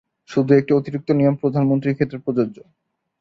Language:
Bangla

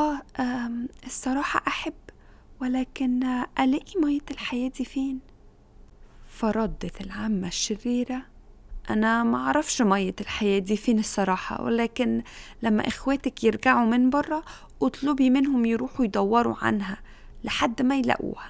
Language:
Arabic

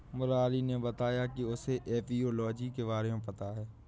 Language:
Hindi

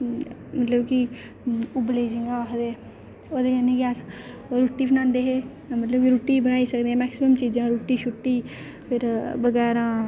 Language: Dogri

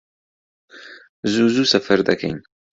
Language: Central Kurdish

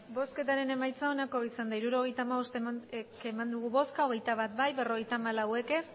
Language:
Basque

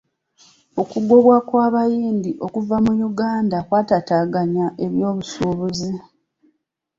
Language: Ganda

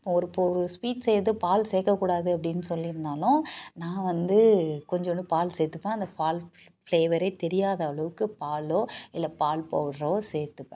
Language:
Tamil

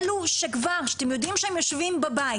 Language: Hebrew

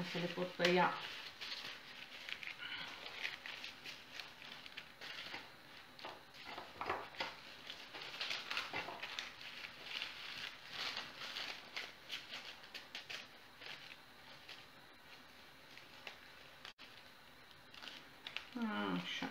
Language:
Romanian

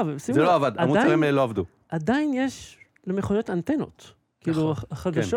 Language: Hebrew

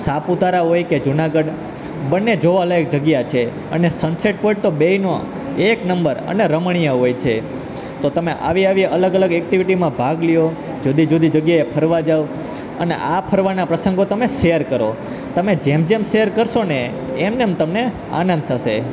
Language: Gujarati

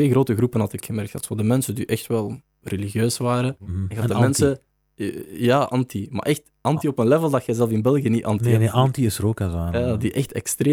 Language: Dutch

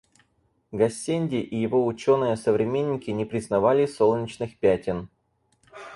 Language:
Russian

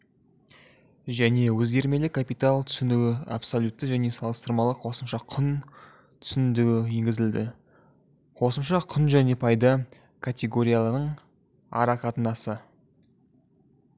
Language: Kazakh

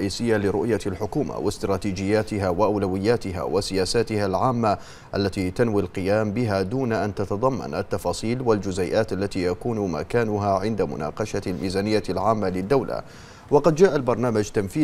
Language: Arabic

